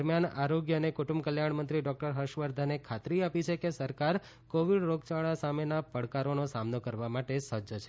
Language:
Gujarati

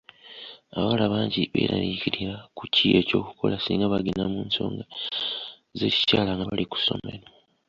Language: Ganda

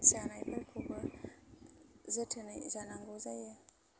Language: Bodo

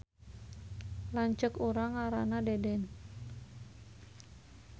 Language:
Sundanese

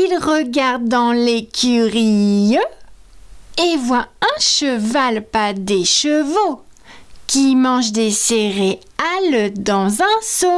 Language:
French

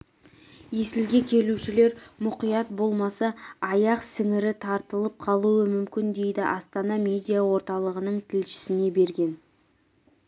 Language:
Kazakh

